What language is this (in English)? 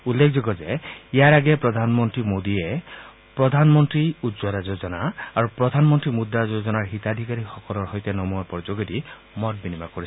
Assamese